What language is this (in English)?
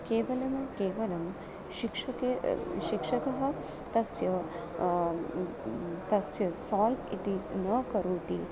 Sanskrit